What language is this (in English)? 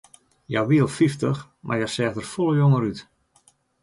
Western Frisian